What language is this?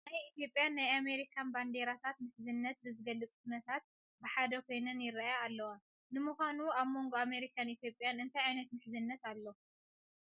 Tigrinya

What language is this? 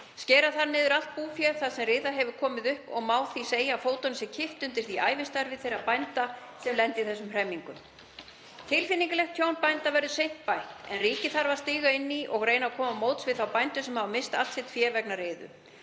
Icelandic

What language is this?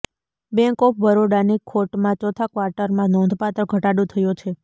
Gujarati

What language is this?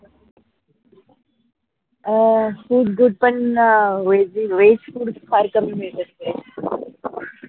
Marathi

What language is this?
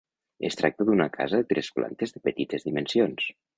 Catalan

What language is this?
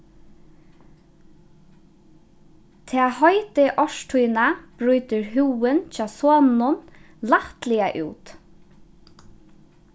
Faroese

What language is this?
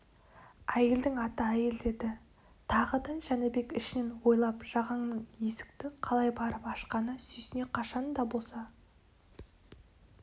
Kazakh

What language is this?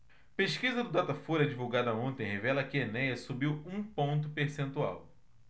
Portuguese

